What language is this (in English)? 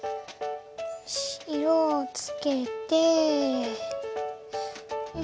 Japanese